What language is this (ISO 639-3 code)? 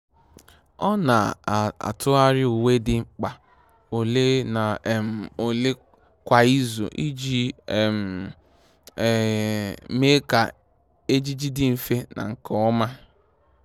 ibo